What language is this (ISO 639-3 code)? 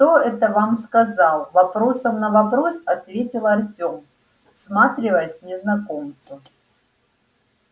rus